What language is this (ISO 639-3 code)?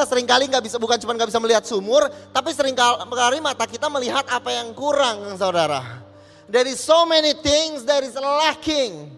ind